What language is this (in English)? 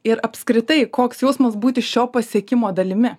Lithuanian